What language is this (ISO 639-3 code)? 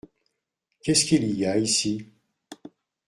fra